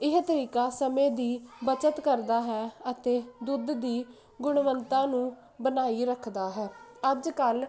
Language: Punjabi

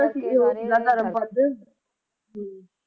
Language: Punjabi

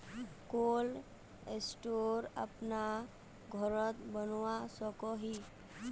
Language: Magahi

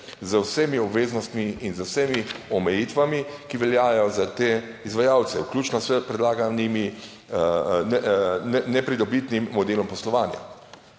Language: Slovenian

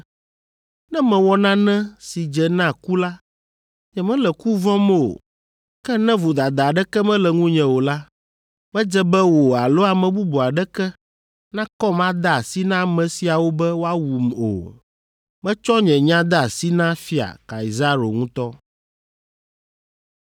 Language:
Ewe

